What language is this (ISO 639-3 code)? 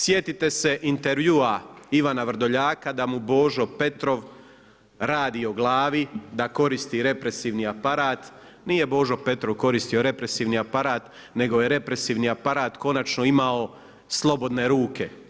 hrv